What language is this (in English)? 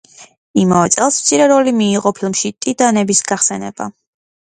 Georgian